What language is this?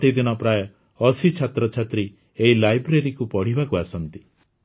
Odia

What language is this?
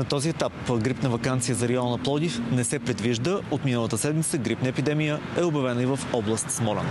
Bulgarian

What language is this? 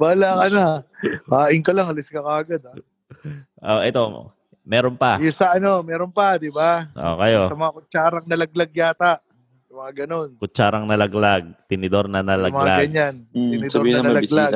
Filipino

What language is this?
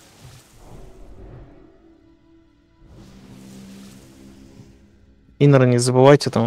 Russian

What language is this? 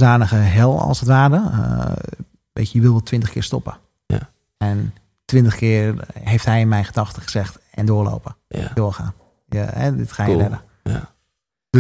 Dutch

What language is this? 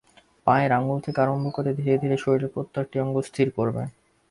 Bangla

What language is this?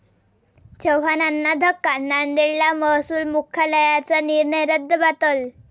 Marathi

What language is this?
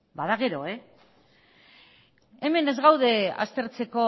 Basque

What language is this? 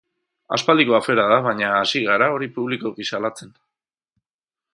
Basque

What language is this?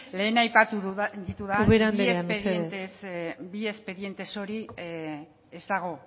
Basque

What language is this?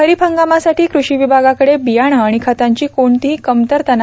Marathi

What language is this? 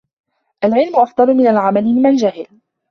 Arabic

